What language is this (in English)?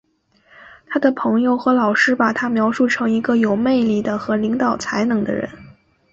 Chinese